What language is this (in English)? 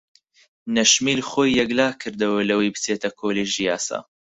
Central Kurdish